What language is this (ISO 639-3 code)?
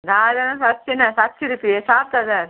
kok